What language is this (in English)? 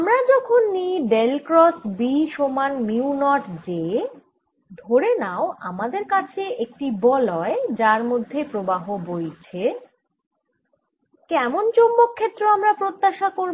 Bangla